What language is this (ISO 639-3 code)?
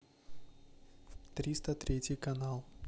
rus